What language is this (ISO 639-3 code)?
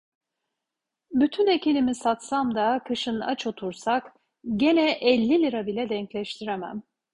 tur